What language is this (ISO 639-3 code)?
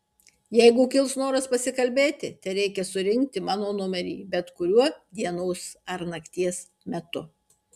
lit